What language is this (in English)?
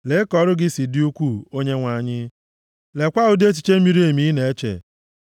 Igbo